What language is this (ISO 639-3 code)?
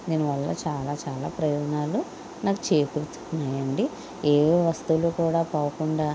tel